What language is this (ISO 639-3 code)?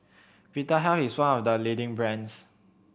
eng